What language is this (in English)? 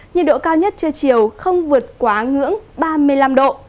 Vietnamese